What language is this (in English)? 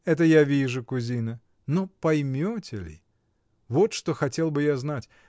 Russian